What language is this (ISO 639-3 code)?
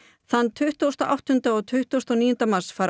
isl